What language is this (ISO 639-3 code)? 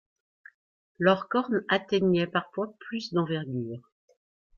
fra